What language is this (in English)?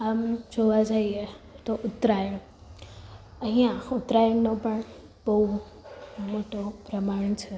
Gujarati